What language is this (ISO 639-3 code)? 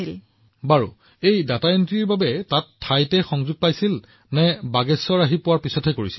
asm